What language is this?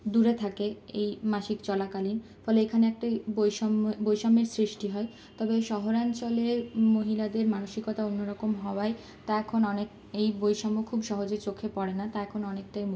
Bangla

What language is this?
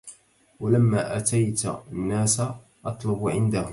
Arabic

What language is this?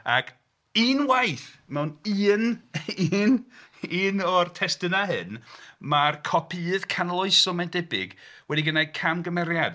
Welsh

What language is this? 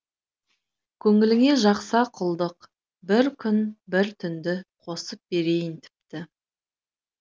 Kazakh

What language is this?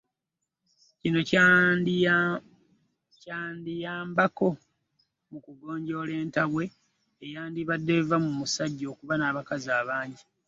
Ganda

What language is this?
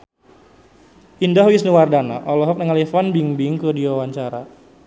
Sundanese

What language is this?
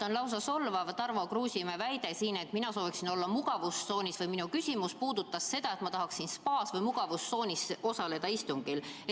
Estonian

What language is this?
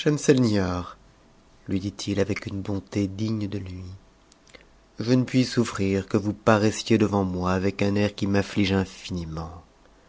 French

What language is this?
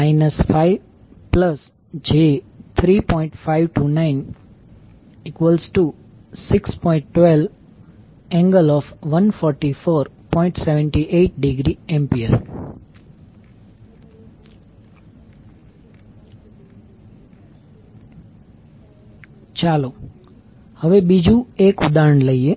Gujarati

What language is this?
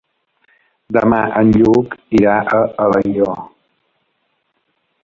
Catalan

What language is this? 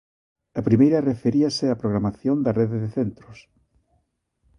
Galician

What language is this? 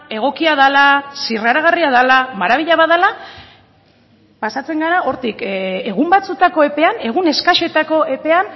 Basque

